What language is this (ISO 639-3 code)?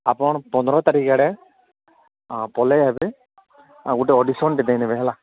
ori